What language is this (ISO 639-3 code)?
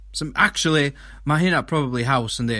cym